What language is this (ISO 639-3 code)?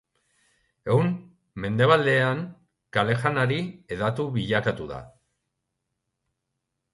eus